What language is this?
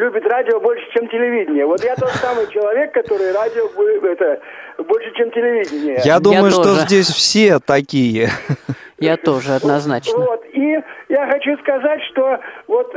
Russian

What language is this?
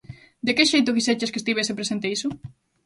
Galician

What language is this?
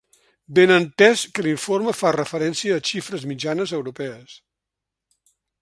Catalan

